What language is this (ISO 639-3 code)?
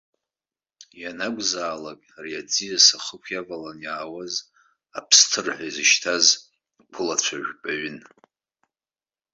abk